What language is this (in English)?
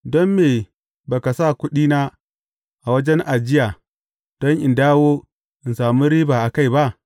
Hausa